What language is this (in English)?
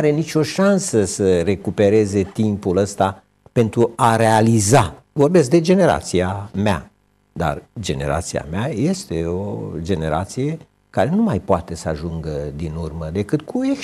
Romanian